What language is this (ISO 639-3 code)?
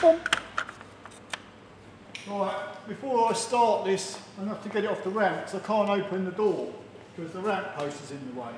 eng